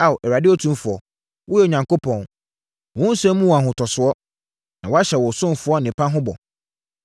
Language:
Akan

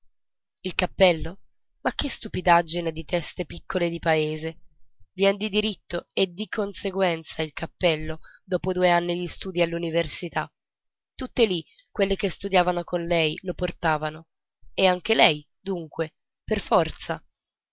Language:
Italian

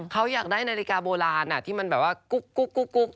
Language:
Thai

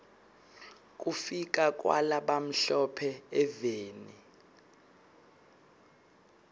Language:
Swati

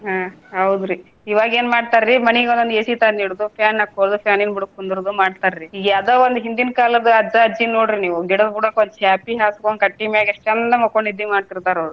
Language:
Kannada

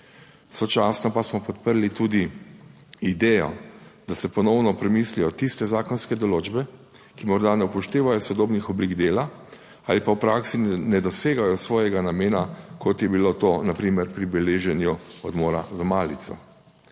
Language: Slovenian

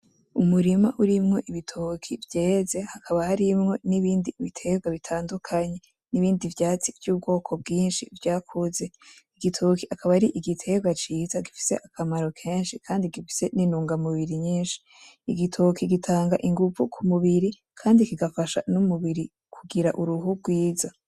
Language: Rundi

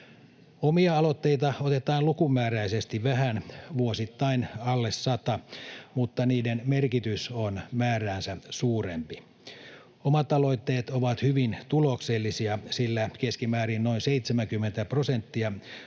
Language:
Finnish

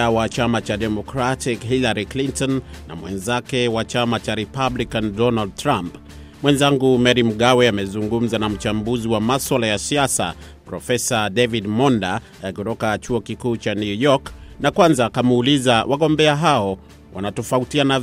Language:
Swahili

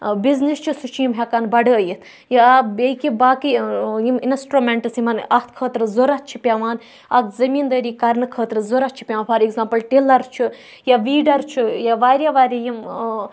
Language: Kashmiri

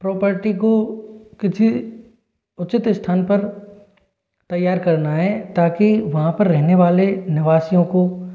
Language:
Hindi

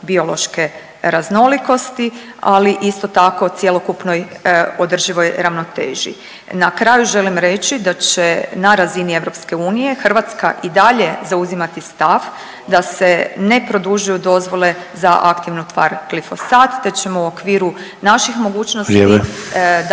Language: Croatian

